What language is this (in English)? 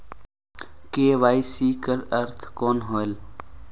Chhattisgarhi